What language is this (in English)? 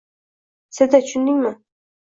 Uzbek